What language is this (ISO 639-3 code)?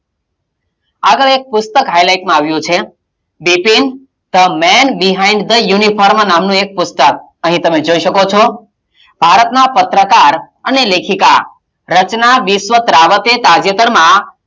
guj